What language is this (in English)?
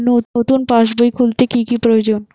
Bangla